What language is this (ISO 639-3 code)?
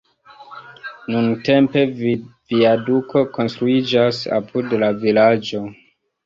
epo